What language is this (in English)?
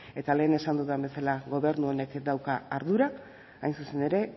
Basque